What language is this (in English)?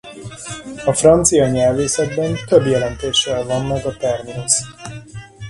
Hungarian